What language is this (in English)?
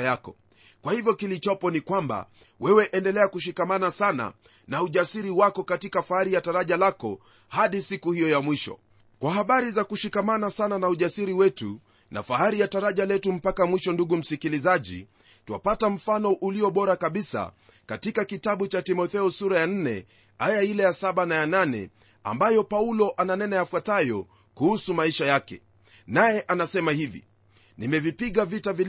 Swahili